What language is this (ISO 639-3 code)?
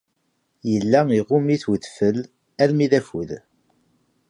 kab